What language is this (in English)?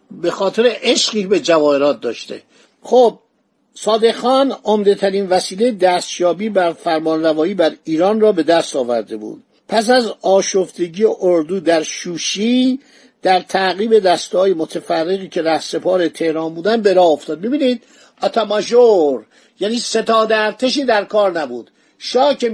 Persian